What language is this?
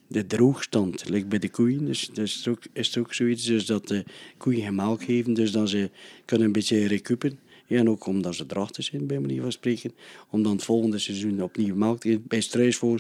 Dutch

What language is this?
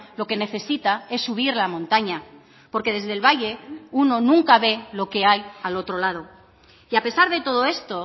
Spanish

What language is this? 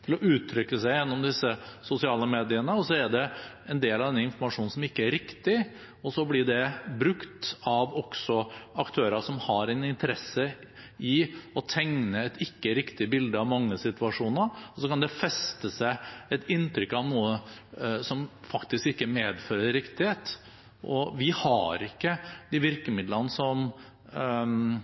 Norwegian Bokmål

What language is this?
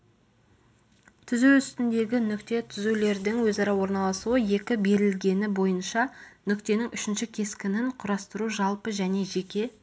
Kazakh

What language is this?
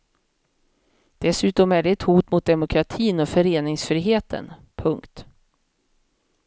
Swedish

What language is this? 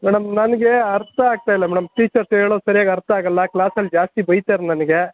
Kannada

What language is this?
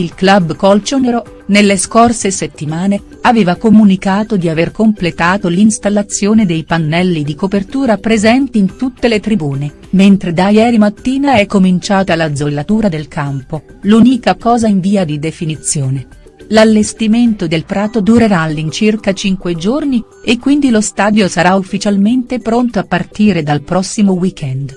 Italian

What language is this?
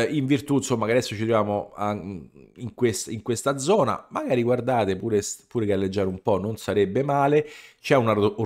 Italian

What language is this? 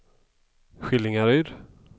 Swedish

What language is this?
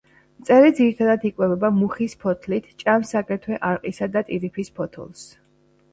Georgian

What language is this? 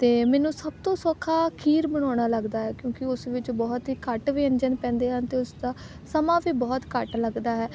Punjabi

